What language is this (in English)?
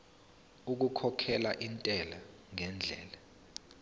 Zulu